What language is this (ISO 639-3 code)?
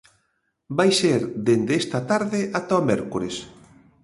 glg